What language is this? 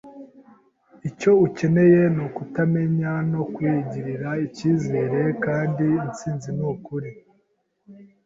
Kinyarwanda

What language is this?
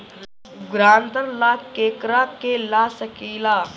Bhojpuri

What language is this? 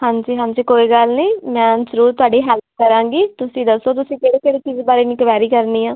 Punjabi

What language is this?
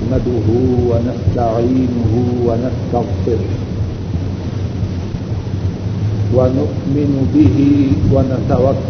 Urdu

